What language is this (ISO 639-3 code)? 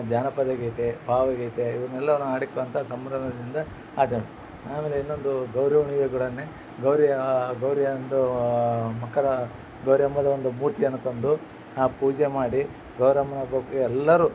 kan